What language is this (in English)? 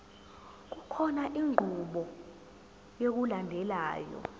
Zulu